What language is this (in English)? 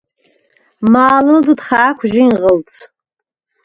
Svan